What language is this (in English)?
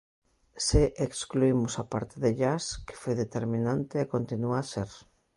Galician